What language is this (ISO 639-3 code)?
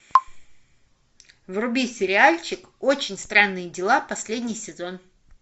rus